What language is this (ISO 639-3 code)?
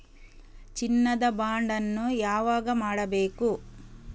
kan